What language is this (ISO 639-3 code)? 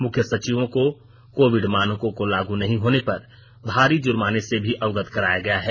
hin